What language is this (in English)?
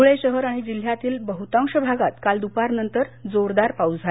Marathi